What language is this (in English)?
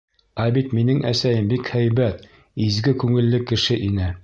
Bashkir